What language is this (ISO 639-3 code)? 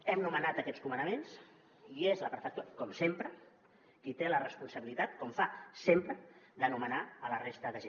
cat